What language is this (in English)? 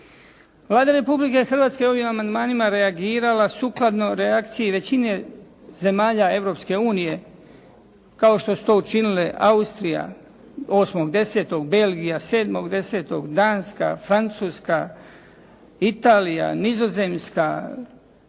Croatian